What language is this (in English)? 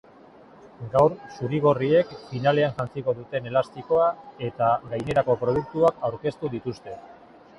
Basque